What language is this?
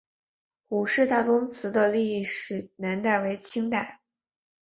Chinese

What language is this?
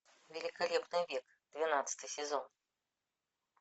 Russian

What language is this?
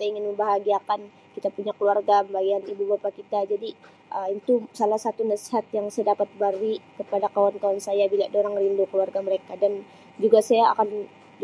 Sabah Malay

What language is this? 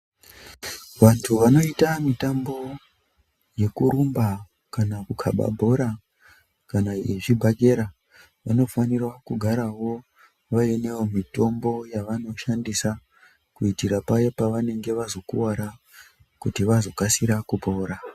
Ndau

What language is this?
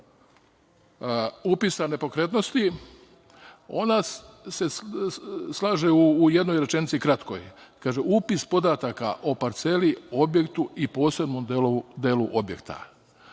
Serbian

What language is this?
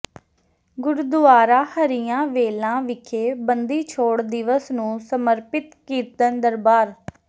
Punjabi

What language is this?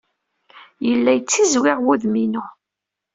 Kabyle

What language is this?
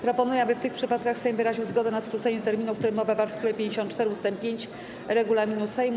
Polish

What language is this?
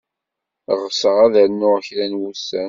Kabyle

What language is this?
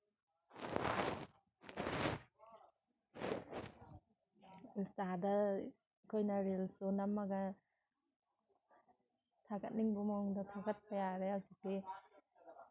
Manipuri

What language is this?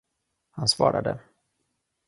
Swedish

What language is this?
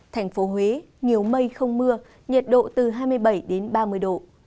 Vietnamese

